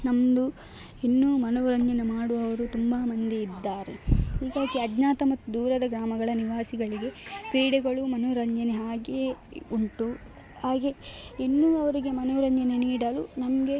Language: Kannada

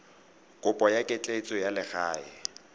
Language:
Tswana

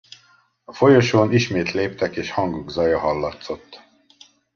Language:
Hungarian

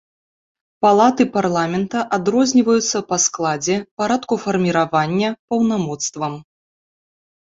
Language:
Belarusian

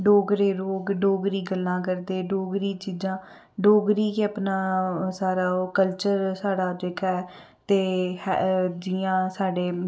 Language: Dogri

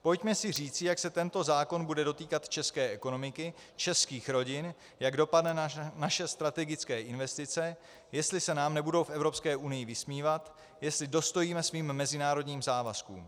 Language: Czech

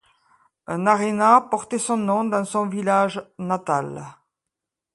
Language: French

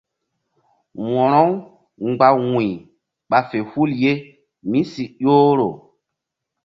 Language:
Mbum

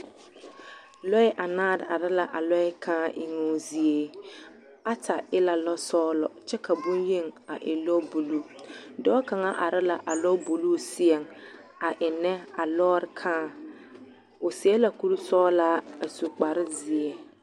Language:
Southern Dagaare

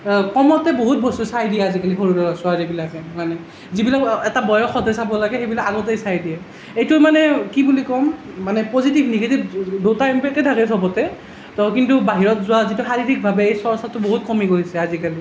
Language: Assamese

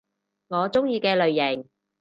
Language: Cantonese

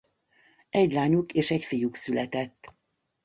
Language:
Hungarian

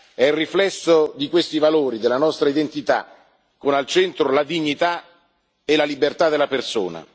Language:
Italian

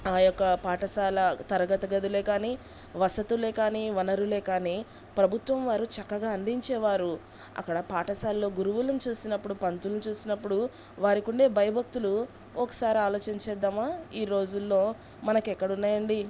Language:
Telugu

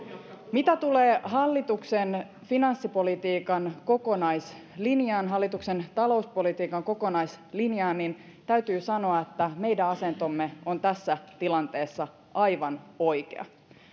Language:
Finnish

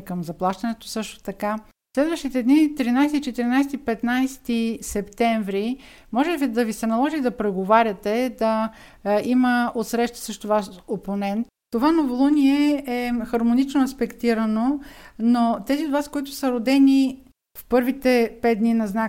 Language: Bulgarian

